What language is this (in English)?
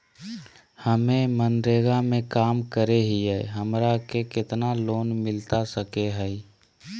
Magahi